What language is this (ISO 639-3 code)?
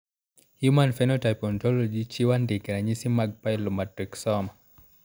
luo